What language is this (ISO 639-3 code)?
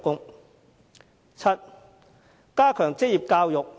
yue